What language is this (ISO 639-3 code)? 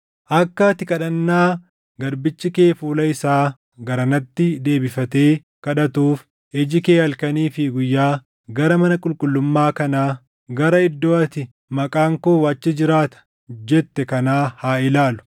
orm